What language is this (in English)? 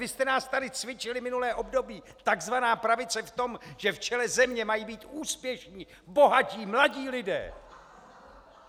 Czech